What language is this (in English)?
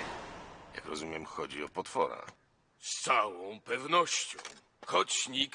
Polish